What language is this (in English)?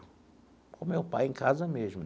Portuguese